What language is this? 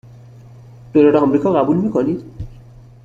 Persian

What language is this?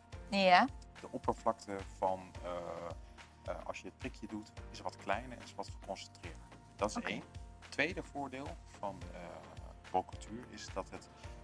Dutch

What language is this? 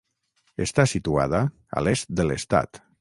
Catalan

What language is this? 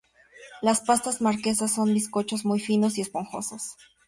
Spanish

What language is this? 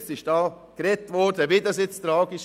Swiss German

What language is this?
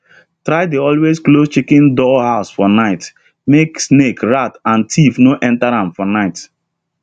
Nigerian Pidgin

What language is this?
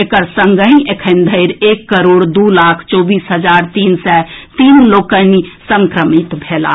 Maithili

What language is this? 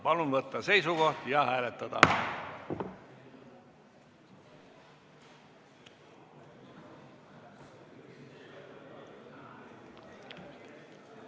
Estonian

